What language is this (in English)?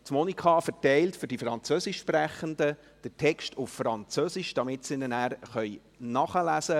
Swiss German